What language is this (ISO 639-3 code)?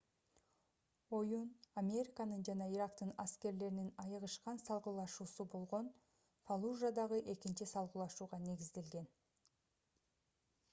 kir